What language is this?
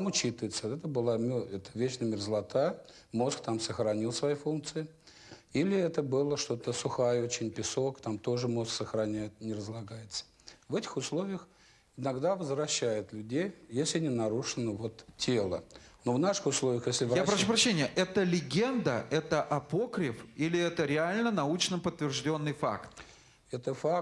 Russian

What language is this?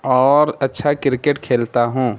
Urdu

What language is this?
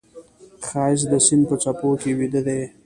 Pashto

